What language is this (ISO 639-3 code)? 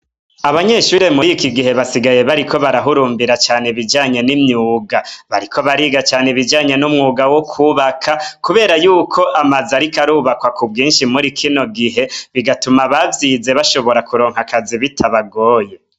run